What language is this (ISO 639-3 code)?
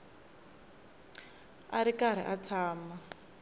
tso